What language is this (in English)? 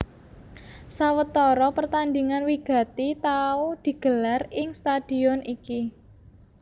Javanese